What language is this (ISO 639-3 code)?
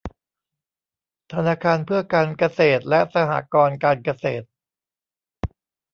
tha